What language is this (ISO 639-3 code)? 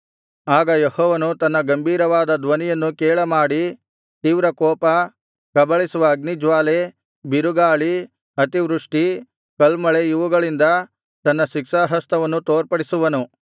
kan